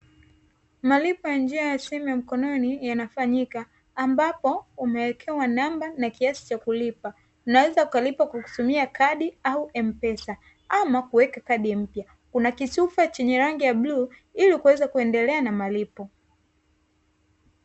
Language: Swahili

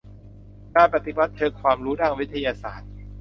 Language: Thai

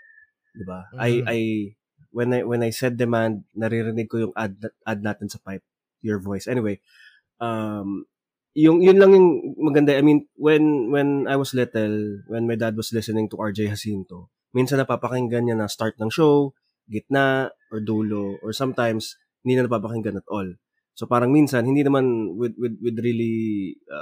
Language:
Filipino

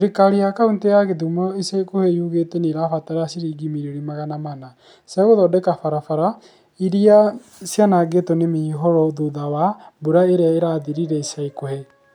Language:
Kikuyu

